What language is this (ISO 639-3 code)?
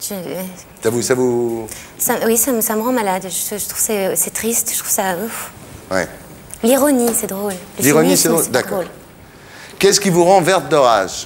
fra